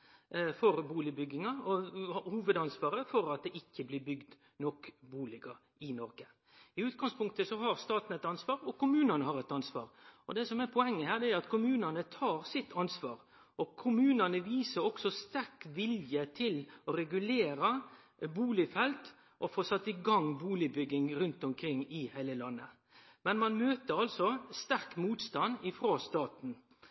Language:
Norwegian Nynorsk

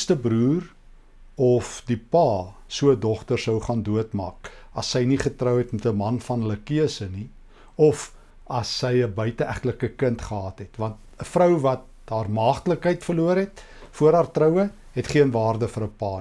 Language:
Dutch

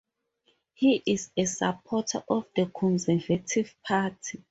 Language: English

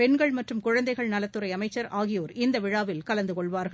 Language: Tamil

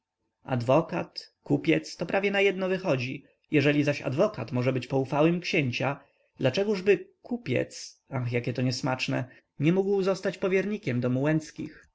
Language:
Polish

